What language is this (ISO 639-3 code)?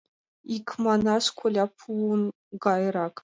chm